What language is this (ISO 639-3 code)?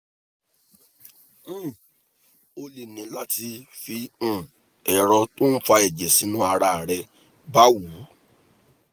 yor